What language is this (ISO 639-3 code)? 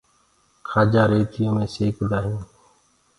ggg